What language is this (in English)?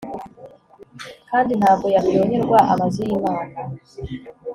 Kinyarwanda